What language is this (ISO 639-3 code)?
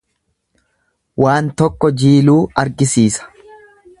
orm